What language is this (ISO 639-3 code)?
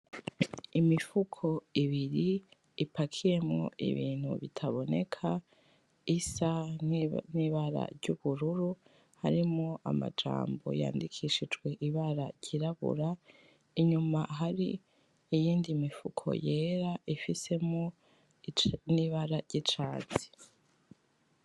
run